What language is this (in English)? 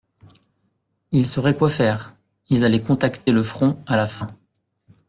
French